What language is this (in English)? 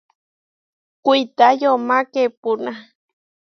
Huarijio